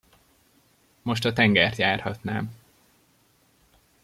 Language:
Hungarian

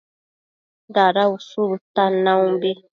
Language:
Matsés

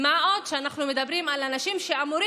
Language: Hebrew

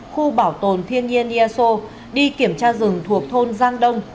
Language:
Vietnamese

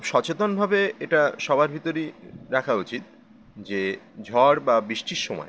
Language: Bangla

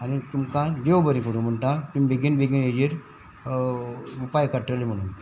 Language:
Konkani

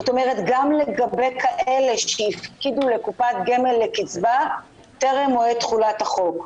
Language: Hebrew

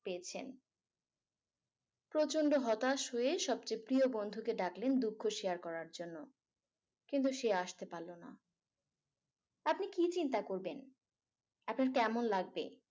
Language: Bangla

